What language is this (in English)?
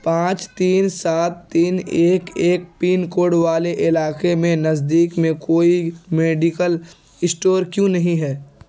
Urdu